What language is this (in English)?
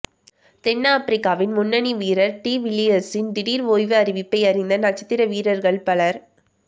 Tamil